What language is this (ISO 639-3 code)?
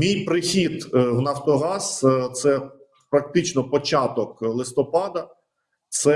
ukr